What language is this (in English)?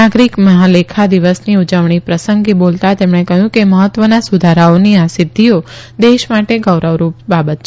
Gujarati